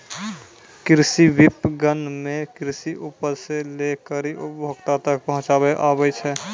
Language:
Maithili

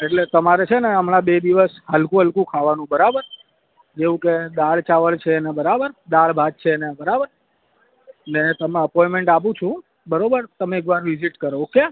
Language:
Gujarati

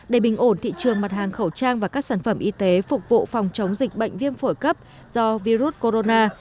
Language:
Vietnamese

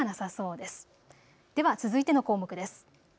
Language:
Japanese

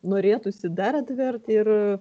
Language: Lithuanian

